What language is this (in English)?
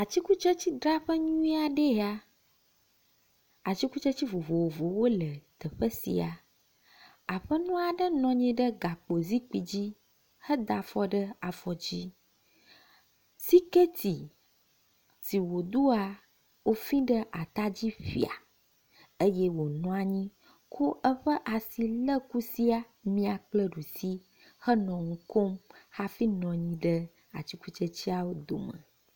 Ewe